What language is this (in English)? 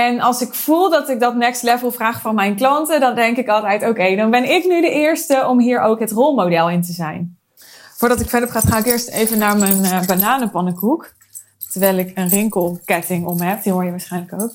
Dutch